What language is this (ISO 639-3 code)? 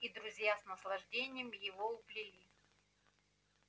rus